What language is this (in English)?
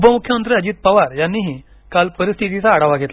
Marathi